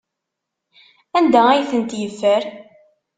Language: Kabyle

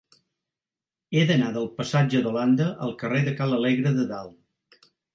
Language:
Catalan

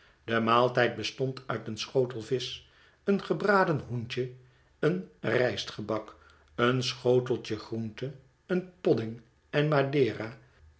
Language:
Dutch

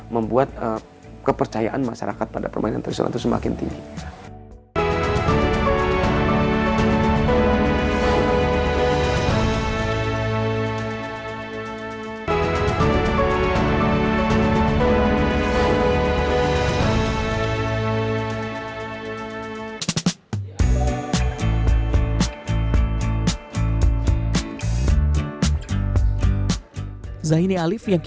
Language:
Indonesian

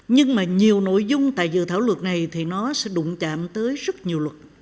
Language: Vietnamese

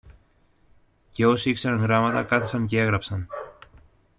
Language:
Greek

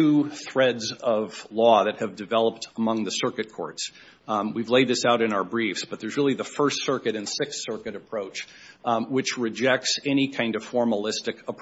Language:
English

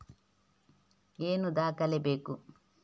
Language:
Kannada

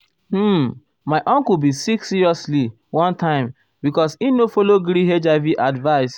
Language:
Nigerian Pidgin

